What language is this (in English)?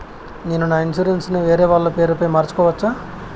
Telugu